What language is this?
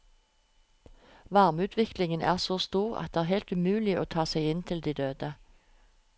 Norwegian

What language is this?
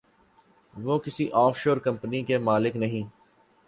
Urdu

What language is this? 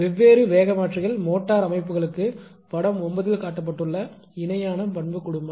Tamil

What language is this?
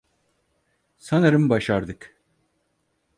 Turkish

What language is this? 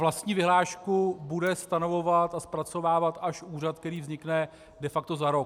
Czech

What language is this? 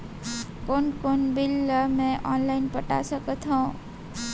Chhattisgarhi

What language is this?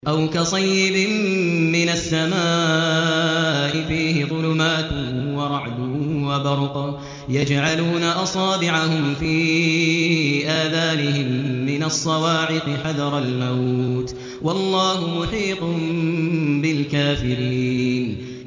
Arabic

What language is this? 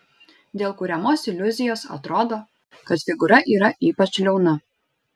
Lithuanian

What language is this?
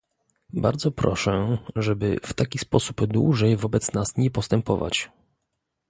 Polish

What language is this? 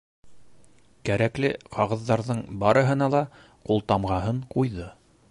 Bashkir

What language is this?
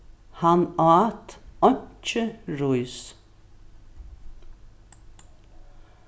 Faroese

